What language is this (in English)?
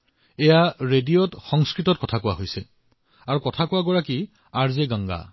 Assamese